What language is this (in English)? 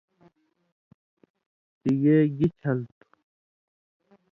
Indus Kohistani